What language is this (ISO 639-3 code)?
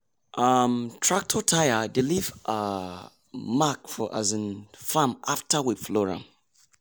pcm